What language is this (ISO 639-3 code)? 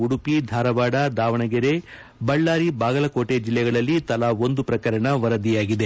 kan